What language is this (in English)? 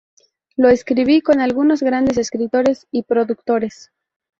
Spanish